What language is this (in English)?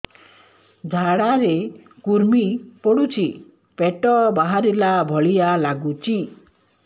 Odia